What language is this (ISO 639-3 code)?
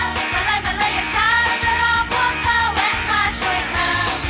tha